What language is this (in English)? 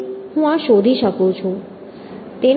Gujarati